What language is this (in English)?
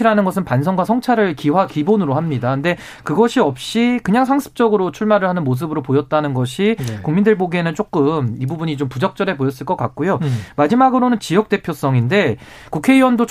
Korean